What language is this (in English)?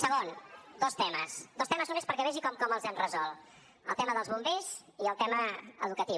Catalan